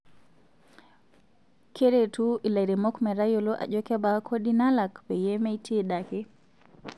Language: Masai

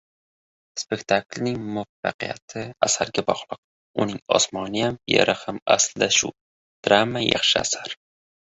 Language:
Uzbek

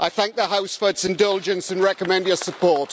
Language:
English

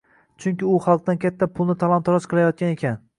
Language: Uzbek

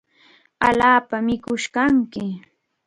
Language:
Chiquián Ancash Quechua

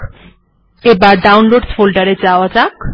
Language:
Bangla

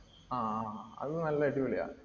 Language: Malayalam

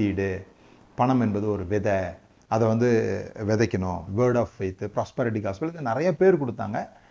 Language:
Tamil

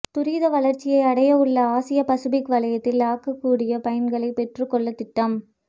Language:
Tamil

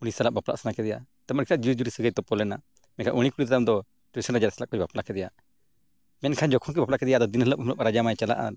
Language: Santali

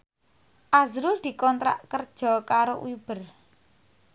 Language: Javanese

